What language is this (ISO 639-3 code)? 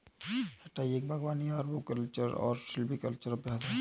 hin